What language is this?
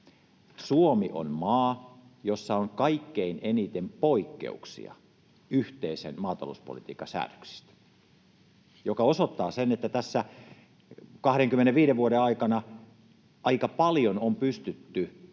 Finnish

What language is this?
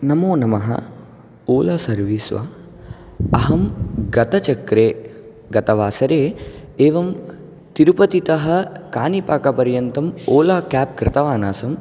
Sanskrit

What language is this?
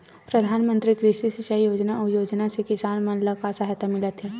Chhattisgarhi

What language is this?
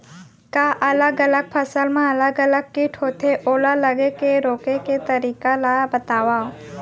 Chhattisgarhi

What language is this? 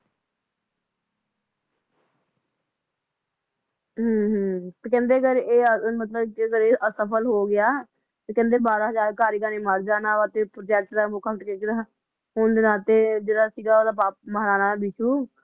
Punjabi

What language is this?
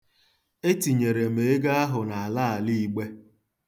Igbo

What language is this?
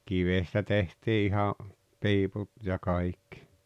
Finnish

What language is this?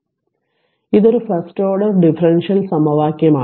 Malayalam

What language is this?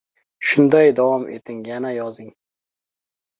Uzbek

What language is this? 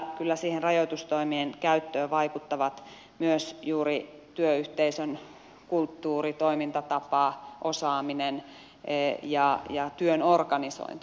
Finnish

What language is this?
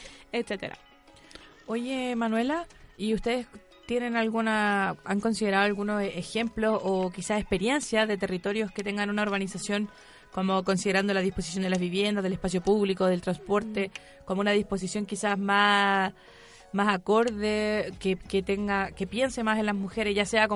Spanish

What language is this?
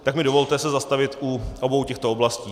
Czech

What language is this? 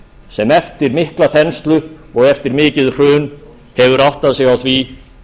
Icelandic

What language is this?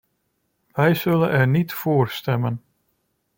Dutch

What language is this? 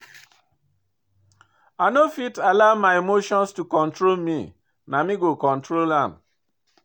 Nigerian Pidgin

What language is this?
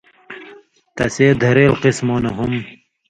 Indus Kohistani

